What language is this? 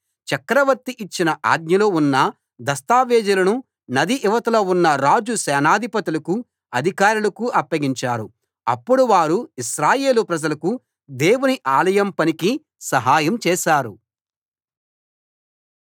Telugu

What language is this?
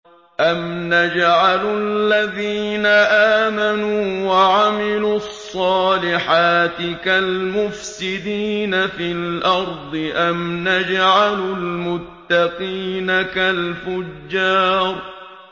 Arabic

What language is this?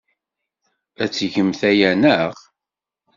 Kabyle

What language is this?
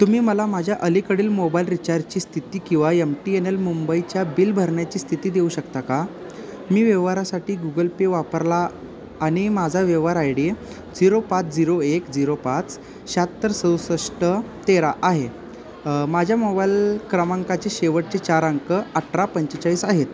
Marathi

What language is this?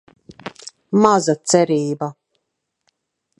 Latvian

